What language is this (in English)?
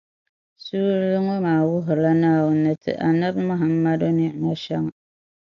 Dagbani